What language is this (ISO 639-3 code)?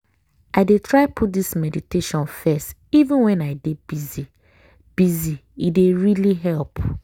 pcm